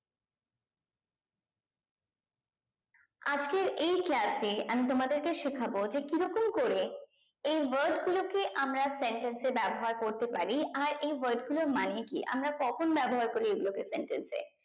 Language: Bangla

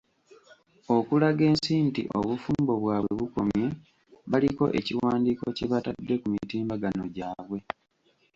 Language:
Ganda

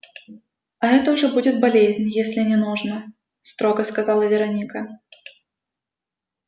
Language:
Russian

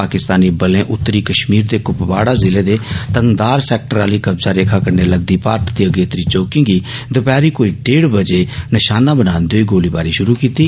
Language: Dogri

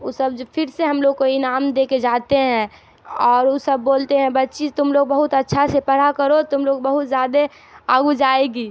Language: Urdu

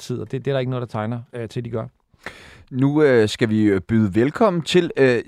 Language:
Danish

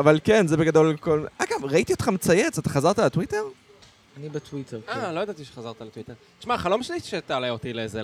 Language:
Hebrew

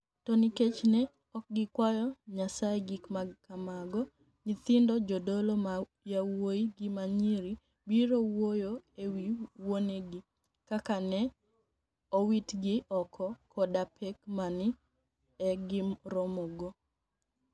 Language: Luo (Kenya and Tanzania)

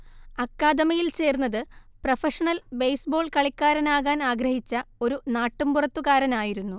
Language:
Malayalam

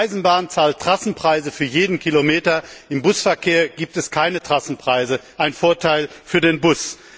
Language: German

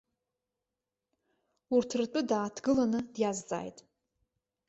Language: Abkhazian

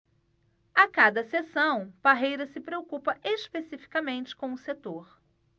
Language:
Portuguese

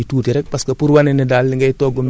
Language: Wolof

